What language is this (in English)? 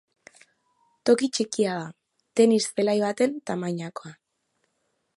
Basque